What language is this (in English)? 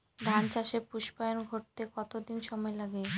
Bangla